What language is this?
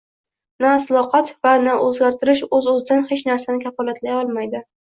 Uzbek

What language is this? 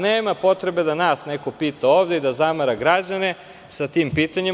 Serbian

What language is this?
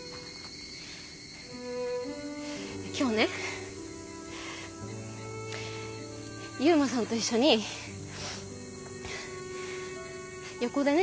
Japanese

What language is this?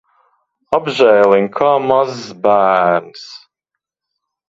Latvian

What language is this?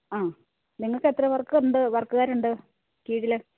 Malayalam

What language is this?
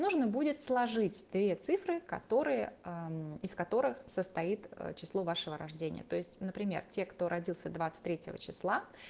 Russian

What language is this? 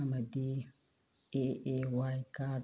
Manipuri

